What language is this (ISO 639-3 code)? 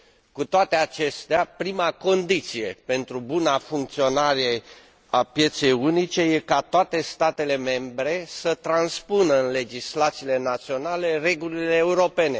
ron